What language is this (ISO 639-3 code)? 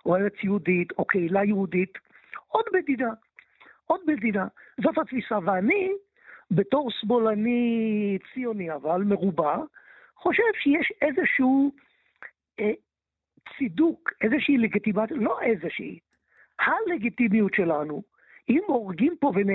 heb